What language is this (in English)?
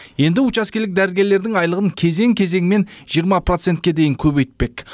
Kazakh